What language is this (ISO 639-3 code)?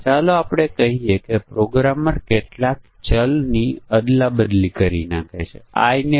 guj